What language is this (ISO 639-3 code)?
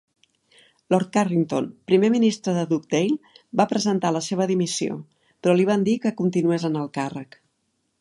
cat